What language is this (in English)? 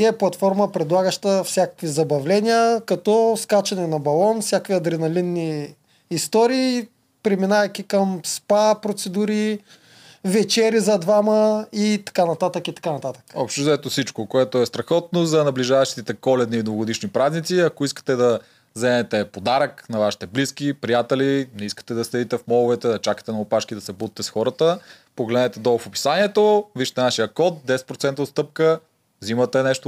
Bulgarian